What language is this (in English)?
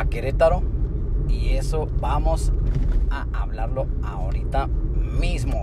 Spanish